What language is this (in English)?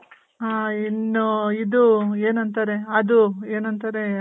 Kannada